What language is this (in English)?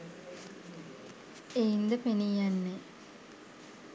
Sinhala